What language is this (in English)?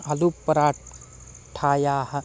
Sanskrit